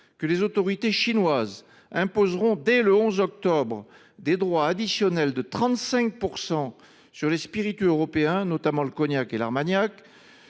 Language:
French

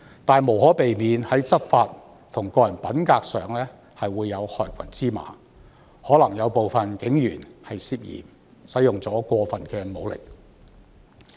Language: Cantonese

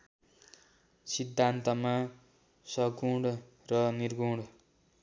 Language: Nepali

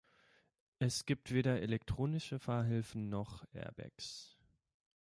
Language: German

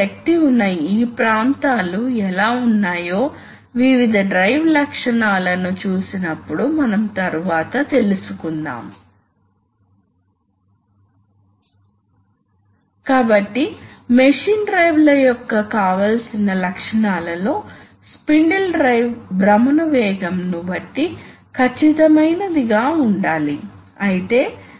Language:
Telugu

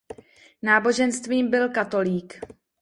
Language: Czech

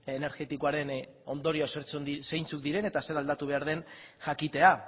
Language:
Basque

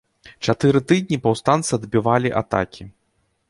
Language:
Belarusian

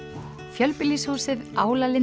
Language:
Icelandic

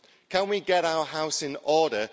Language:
English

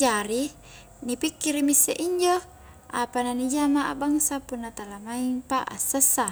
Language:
Highland Konjo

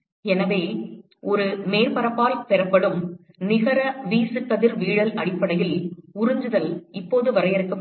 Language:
Tamil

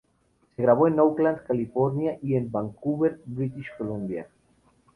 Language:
Spanish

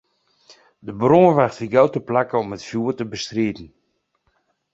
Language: Western Frisian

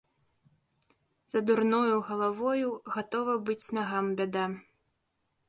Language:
Belarusian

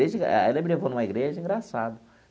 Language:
Portuguese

